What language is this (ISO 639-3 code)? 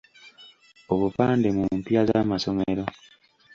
lug